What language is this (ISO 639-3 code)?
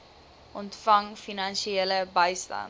afr